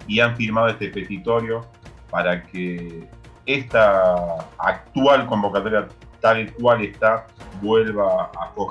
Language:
Spanish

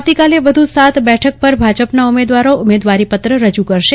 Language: Gujarati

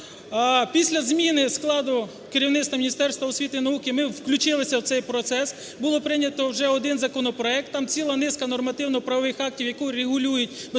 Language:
Ukrainian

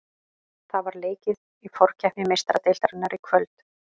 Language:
Icelandic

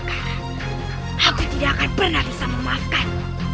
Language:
Indonesian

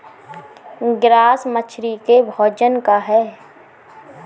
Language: Bhojpuri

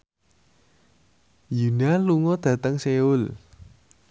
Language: Javanese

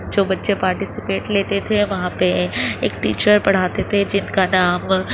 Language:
Urdu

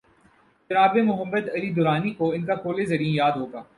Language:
Urdu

